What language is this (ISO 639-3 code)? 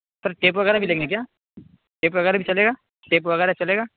urd